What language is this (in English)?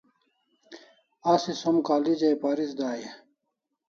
Kalasha